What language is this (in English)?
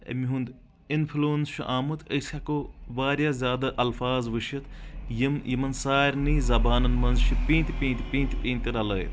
Kashmiri